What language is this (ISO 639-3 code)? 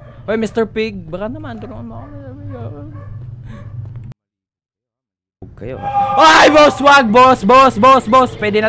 fil